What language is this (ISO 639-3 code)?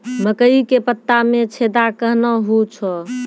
mai